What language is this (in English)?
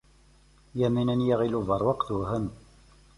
Kabyle